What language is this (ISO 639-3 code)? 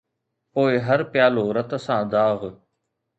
snd